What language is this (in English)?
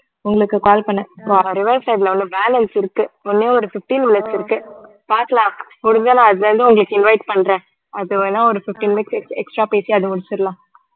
Tamil